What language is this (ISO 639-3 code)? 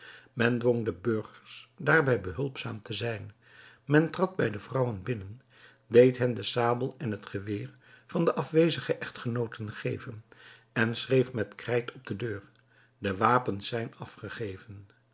nld